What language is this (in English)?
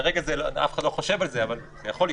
Hebrew